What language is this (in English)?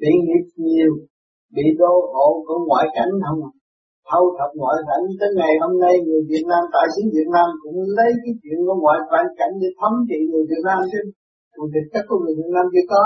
Vietnamese